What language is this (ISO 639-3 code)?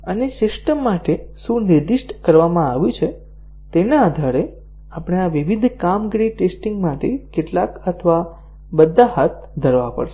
guj